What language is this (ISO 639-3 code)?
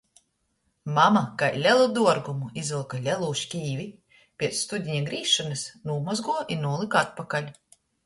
ltg